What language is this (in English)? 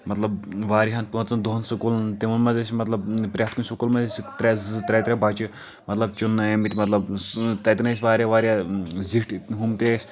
Kashmiri